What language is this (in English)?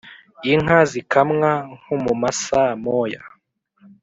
Kinyarwanda